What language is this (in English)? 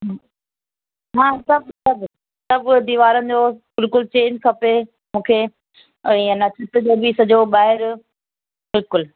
Sindhi